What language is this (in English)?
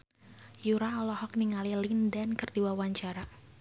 Sundanese